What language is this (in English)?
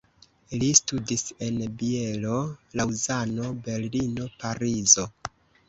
Esperanto